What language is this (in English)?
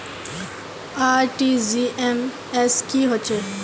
Magahi